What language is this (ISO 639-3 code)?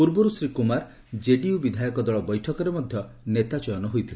ori